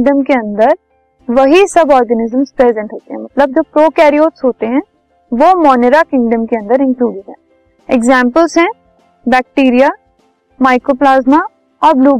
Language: Hindi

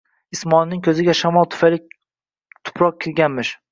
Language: Uzbek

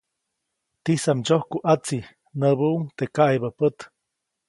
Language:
Copainalá Zoque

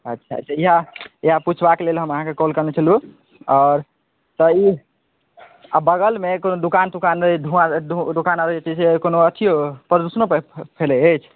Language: Maithili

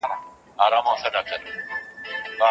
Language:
Pashto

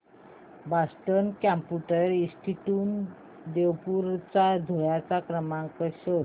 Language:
Marathi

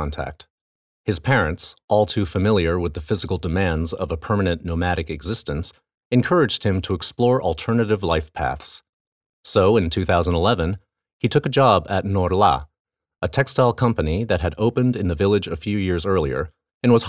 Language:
English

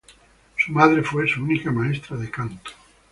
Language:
Spanish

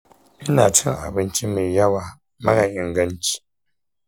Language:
Hausa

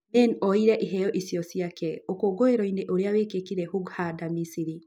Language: Kikuyu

